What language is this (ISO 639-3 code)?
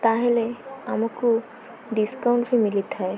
ori